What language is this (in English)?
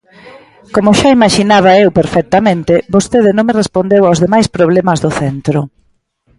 Galician